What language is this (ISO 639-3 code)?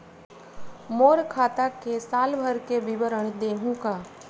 hne